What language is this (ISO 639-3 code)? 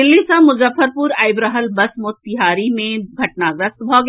mai